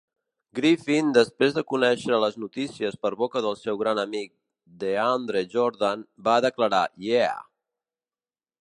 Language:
Catalan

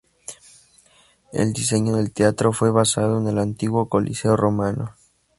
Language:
Spanish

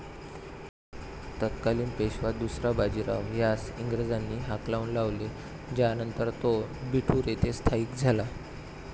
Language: Marathi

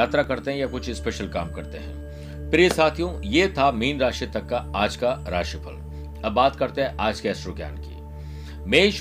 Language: Hindi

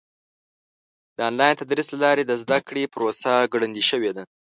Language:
Pashto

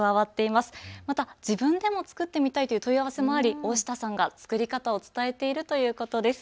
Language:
Japanese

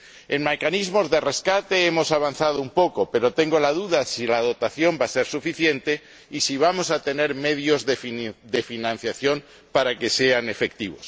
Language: Spanish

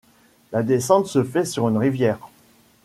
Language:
French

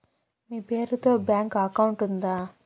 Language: Telugu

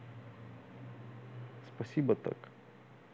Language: Russian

